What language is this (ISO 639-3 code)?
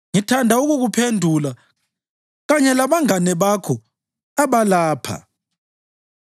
nde